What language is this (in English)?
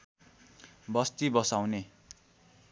Nepali